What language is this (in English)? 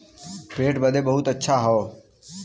Bhojpuri